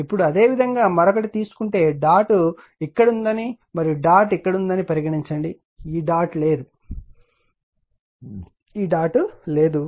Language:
Telugu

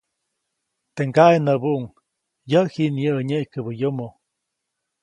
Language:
Copainalá Zoque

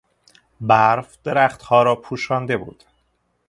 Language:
Persian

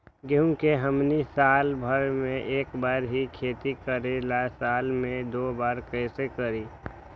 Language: Magahi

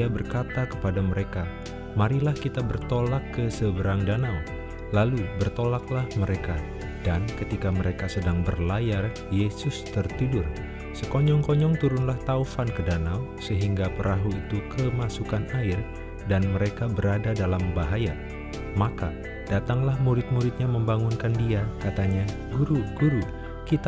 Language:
Indonesian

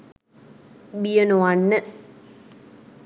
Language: Sinhala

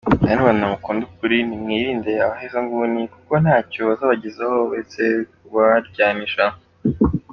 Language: Kinyarwanda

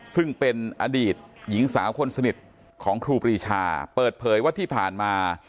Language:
Thai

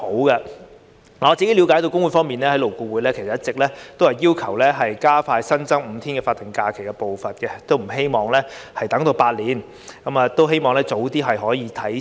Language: Cantonese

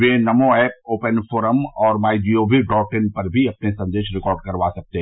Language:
Hindi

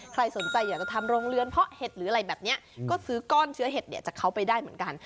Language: Thai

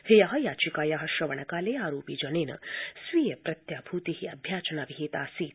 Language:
Sanskrit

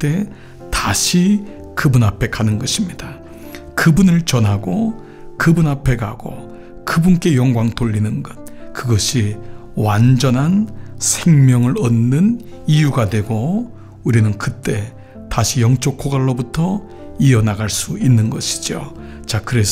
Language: Korean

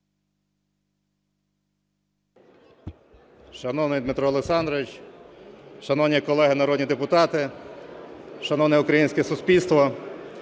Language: Ukrainian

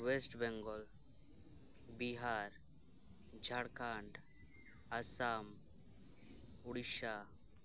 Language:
Santali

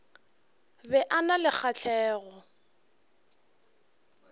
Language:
Northern Sotho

